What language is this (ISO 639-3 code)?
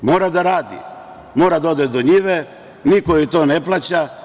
srp